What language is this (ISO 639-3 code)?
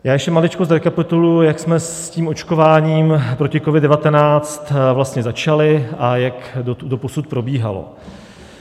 ces